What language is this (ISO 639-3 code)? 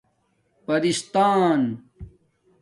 dmk